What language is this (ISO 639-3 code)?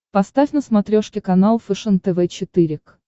rus